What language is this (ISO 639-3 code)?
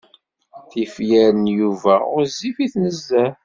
kab